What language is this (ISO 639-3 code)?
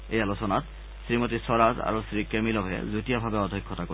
asm